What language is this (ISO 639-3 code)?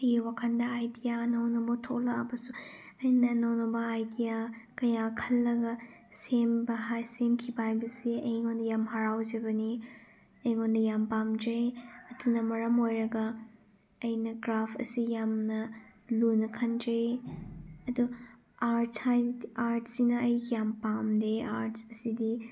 mni